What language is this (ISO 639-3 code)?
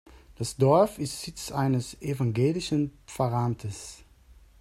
deu